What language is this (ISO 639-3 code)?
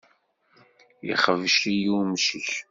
kab